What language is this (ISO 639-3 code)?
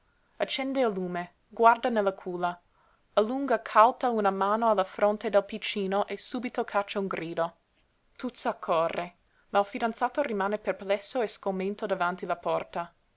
ita